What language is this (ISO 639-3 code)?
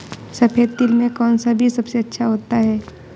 hin